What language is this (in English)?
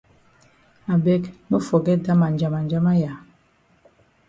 Cameroon Pidgin